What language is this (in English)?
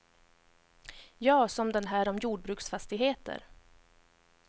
Swedish